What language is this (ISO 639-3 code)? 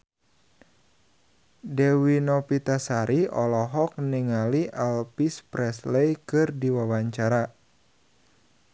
sun